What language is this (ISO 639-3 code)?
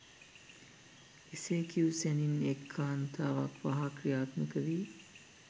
sin